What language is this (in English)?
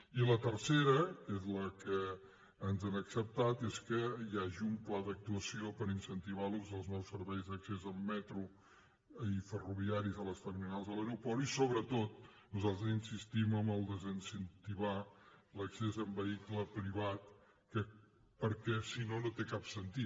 Catalan